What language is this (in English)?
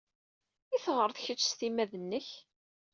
Kabyle